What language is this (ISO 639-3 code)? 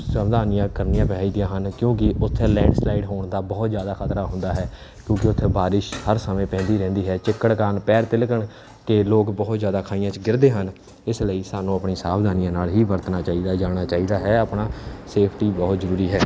pan